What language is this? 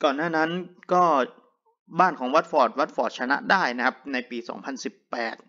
Thai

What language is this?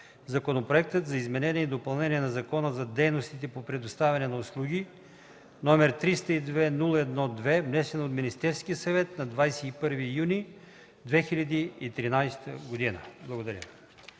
Bulgarian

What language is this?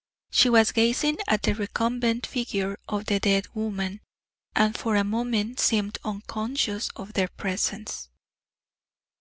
English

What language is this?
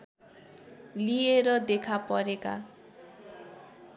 Nepali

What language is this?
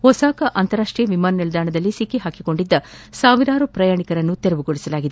Kannada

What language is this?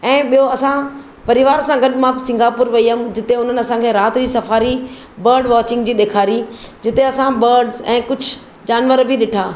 Sindhi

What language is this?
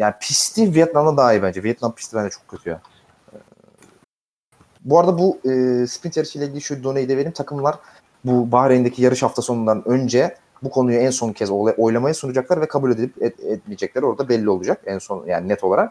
Turkish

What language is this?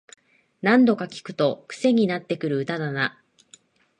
Japanese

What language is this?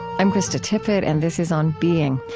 English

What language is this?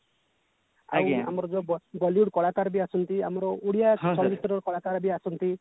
Odia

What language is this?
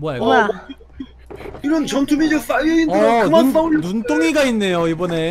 Korean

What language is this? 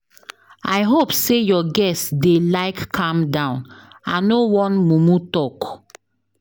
Nigerian Pidgin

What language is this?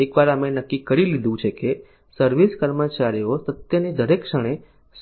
Gujarati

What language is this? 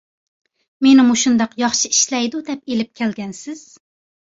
Uyghur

